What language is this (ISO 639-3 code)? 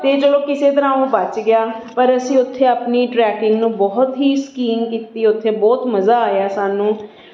pan